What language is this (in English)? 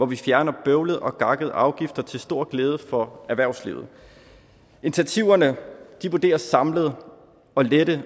Danish